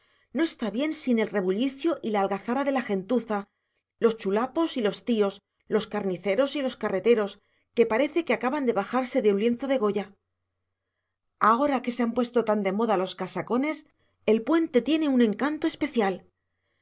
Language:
Spanish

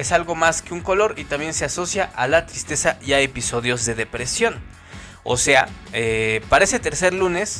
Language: Spanish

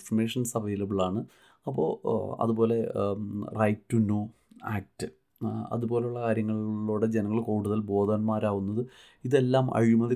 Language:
Malayalam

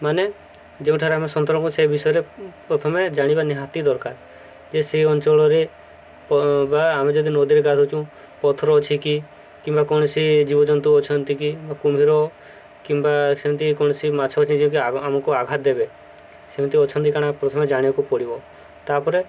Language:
Odia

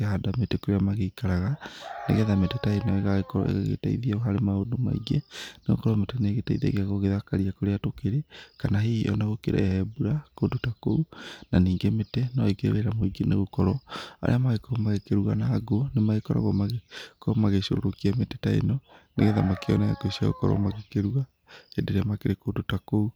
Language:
Kikuyu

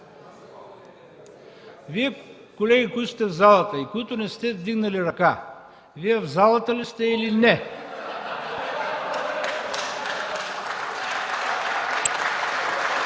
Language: Bulgarian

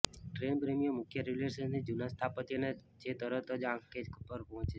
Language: Gujarati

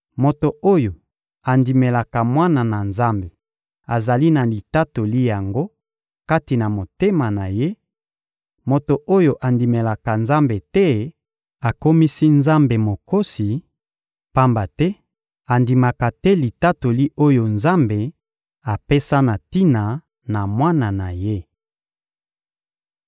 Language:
Lingala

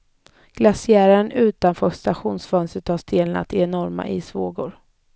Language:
Swedish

